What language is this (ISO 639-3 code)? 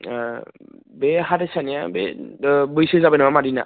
brx